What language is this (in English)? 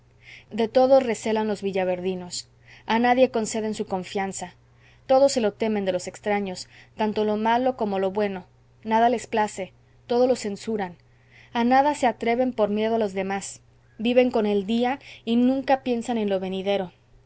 Spanish